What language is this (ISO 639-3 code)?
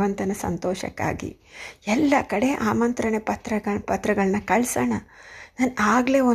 kan